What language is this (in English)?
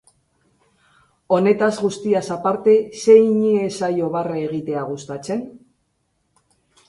Basque